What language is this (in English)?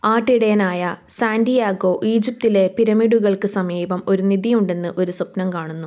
Malayalam